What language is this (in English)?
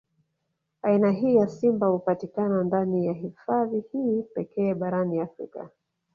Swahili